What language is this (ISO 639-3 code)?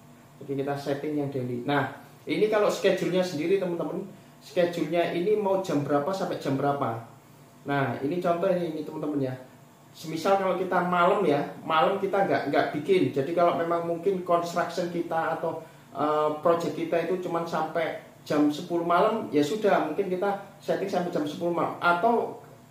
ind